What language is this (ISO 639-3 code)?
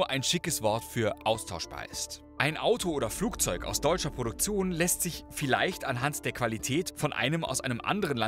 deu